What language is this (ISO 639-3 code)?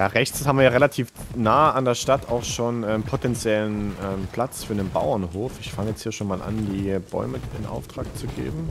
deu